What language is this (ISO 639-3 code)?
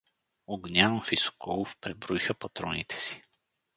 bul